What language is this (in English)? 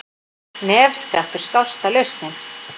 Icelandic